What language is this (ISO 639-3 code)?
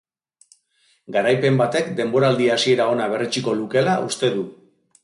eus